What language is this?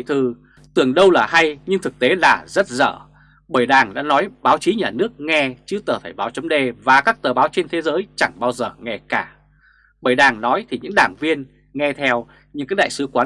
Vietnamese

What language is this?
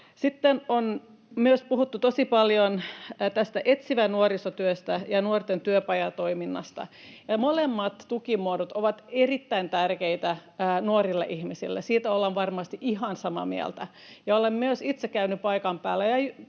Finnish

